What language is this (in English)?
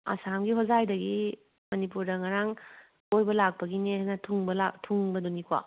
Manipuri